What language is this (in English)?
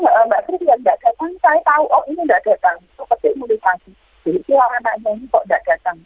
Indonesian